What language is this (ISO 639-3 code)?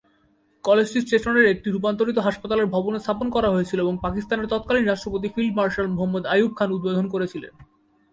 ben